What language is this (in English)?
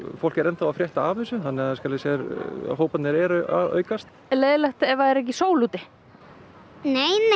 Icelandic